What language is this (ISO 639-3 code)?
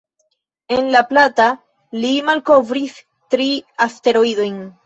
epo